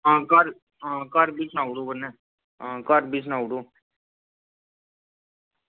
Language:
Dogri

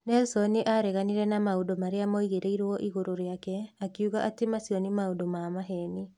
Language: Kikuyu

